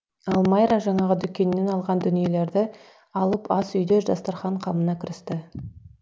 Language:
Kazakh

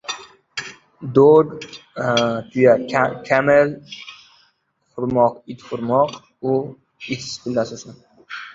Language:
Uzbek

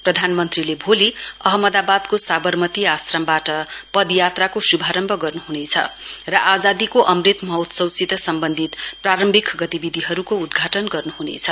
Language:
Nepali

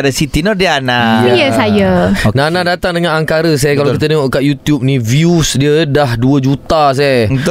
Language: Malay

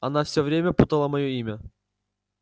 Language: Russian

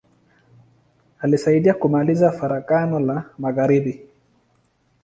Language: Swahili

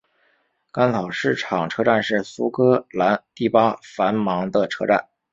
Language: Chinese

